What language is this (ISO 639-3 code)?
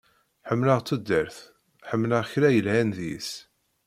kab